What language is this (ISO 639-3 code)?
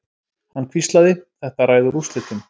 isl